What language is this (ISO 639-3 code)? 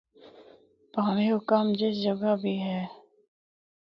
hno